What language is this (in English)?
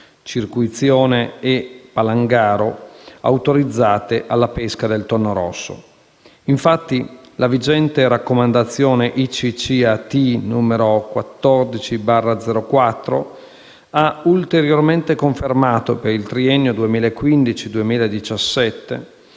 Italian